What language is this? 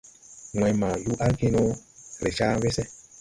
Tupuri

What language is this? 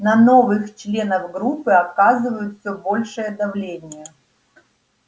Russian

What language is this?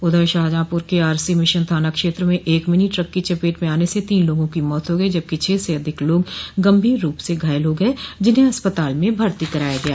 Hindi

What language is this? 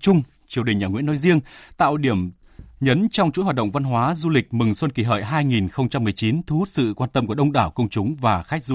Vietnamese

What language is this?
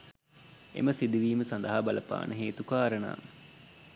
Sinhala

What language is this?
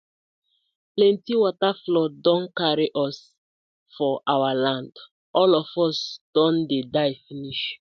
Nigerian Pidgin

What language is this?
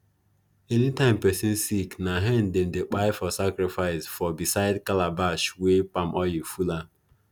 Nigerian Pidgin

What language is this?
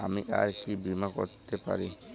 Bangla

